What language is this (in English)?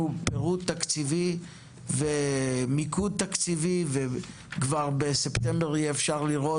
Hebrew